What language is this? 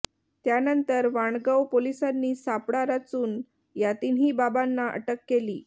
Marathi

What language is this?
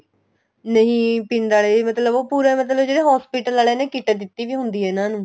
Punjabi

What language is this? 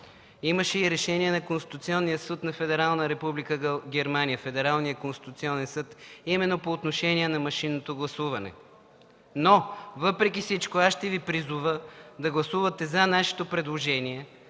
Bulgarian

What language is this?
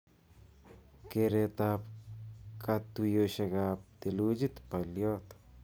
Kalenjin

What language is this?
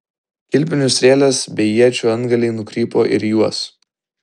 Lithuanian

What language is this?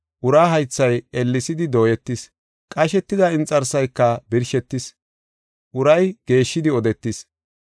Gofa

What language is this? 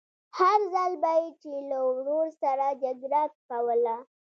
Pashto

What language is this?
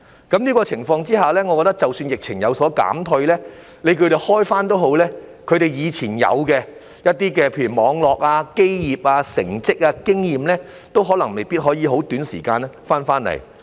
Cantonese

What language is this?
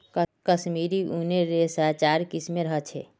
Magahi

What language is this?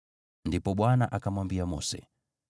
Swahili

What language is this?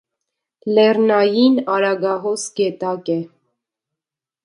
Armenian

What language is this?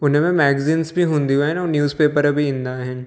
Sindhi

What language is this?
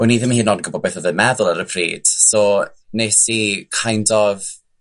Welsh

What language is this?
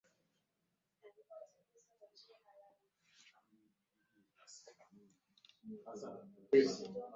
Swahili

